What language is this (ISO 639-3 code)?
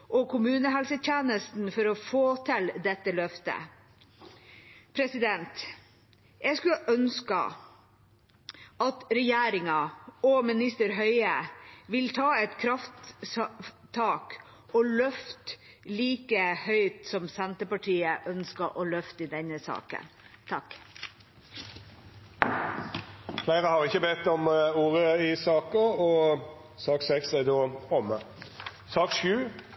nor